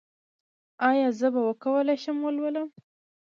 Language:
Pashto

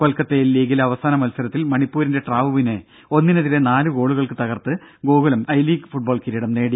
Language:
Malayalam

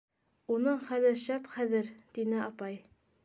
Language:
Bashkir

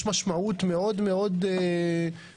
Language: Hebrew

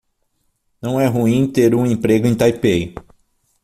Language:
Portuguese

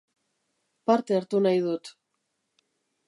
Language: Basque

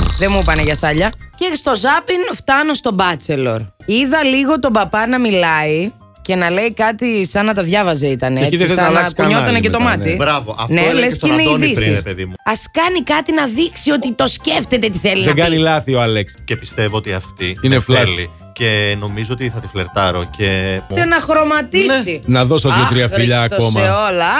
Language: Greek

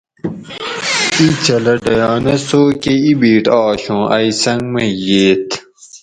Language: Gawri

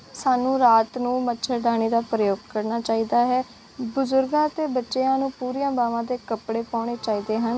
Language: Punjabi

